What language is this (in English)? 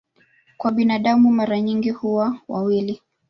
Swahili